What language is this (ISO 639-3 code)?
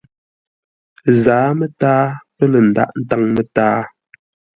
nla